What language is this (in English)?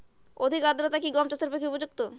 Bangla